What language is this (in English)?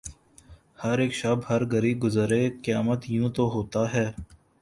Urdu